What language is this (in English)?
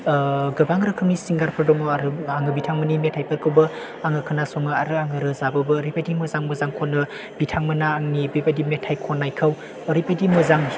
Bodo